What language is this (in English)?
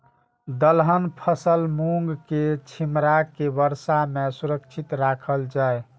Maithili